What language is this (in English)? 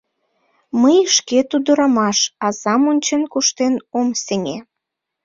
Mari